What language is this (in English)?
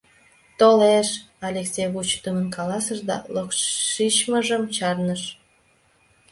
Mari